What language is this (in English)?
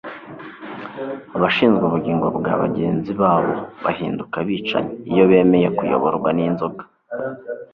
Kinyarwanda